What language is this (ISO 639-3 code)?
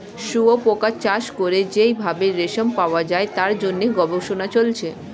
ben